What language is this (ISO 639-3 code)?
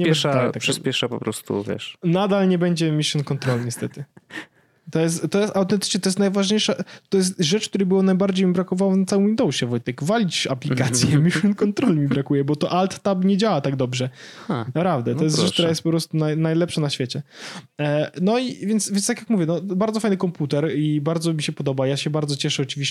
pol